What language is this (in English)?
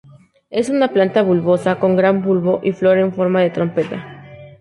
Spanish